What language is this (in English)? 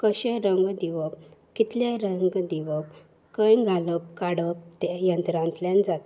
Konkani